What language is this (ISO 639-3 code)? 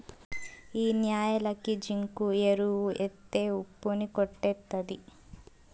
tel